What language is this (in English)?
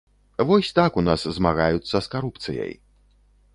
Belarusian